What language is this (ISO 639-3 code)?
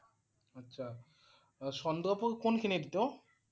asm